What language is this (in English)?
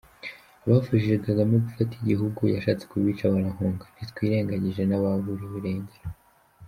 Kinyarwanda